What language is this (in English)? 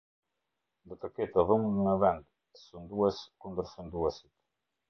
Albanian